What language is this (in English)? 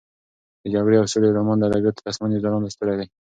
Pashto